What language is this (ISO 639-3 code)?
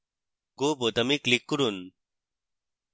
ben